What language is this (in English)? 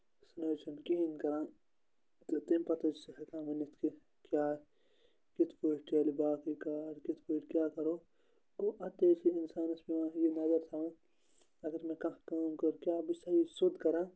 Kashmiri